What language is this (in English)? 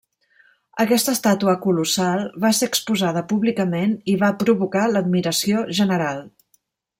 Catalan